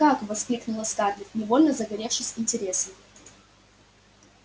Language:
Russian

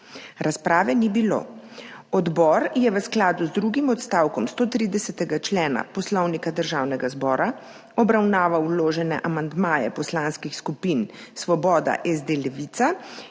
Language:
Slovenian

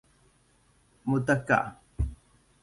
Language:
Persian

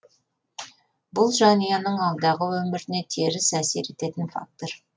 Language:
Kazakh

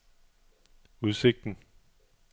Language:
Danish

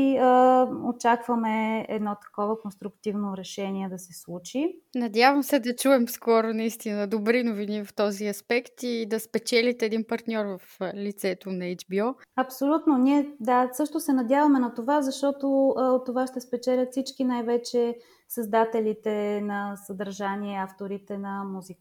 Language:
Bulgarian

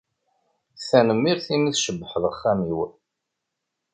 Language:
Kabyle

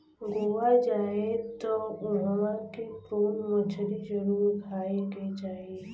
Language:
Bhojpuri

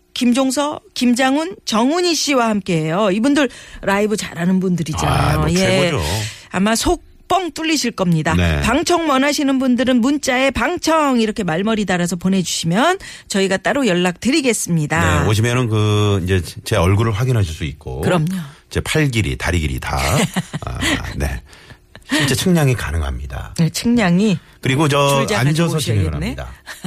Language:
Korean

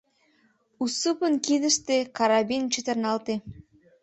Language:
Mari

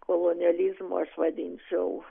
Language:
Lithuanian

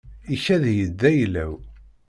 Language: Kabyle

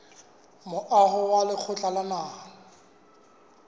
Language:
Southern Sotho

